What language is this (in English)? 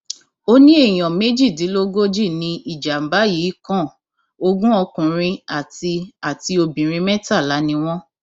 Yoruba